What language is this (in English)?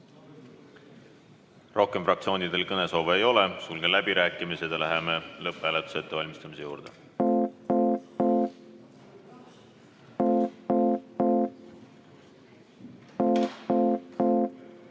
Estonian